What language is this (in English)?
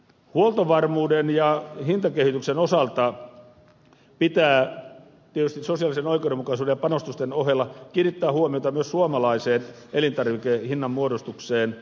Finnish